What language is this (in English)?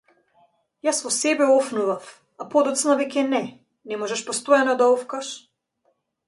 Macedonian